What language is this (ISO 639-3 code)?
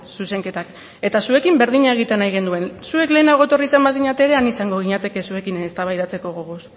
eus